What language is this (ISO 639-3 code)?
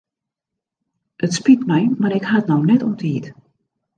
fry